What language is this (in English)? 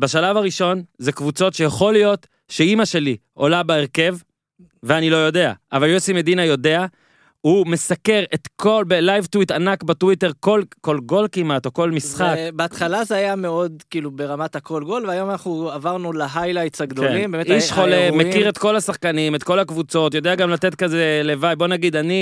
Hebrew